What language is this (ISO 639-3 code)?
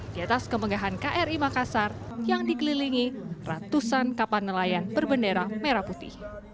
ind